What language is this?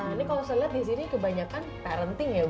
Indonesian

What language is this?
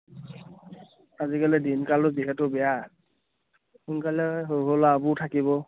Assamese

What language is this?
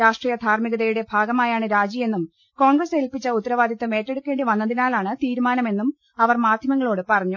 Malayalam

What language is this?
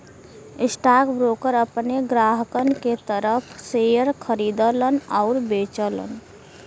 Bhojpuri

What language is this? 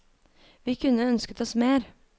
Norwegian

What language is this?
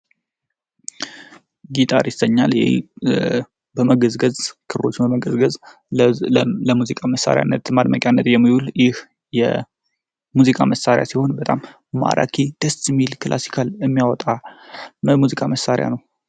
Amharic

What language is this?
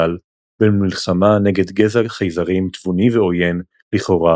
Hebrew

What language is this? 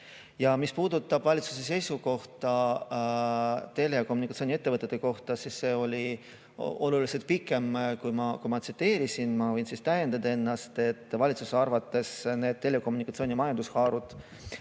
Estonian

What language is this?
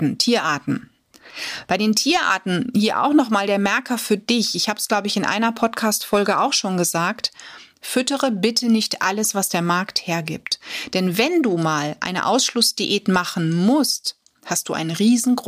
German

